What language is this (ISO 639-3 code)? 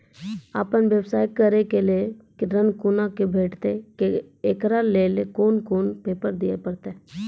mai